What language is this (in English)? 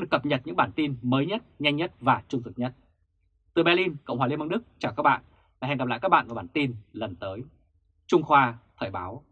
Vietnamese